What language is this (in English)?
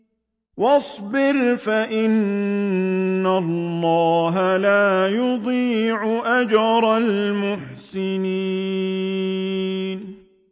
Arabic